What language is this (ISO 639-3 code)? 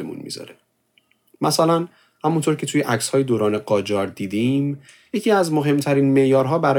fas